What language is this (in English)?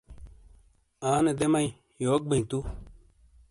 Shina